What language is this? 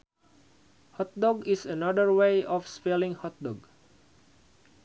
Sundanese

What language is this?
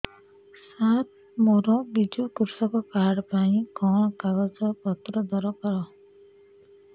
Odia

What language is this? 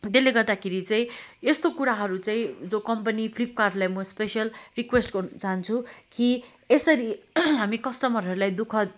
Nepali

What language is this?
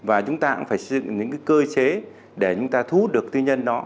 Vietnamese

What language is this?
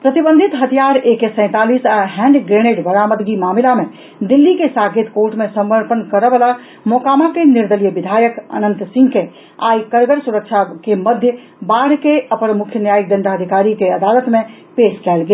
Maithili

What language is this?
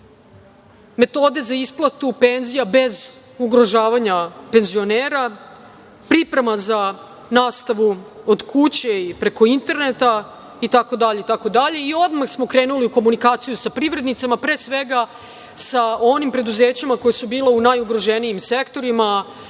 Serbian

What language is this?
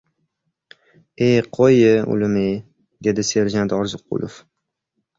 Uzbek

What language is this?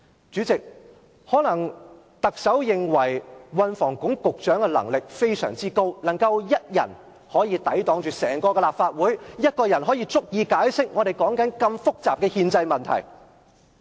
Cantonese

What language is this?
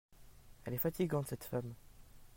French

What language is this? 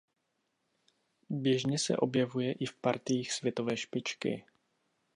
Czech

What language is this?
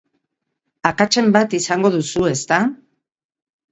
Basque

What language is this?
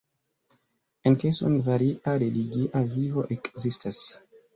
Esperanto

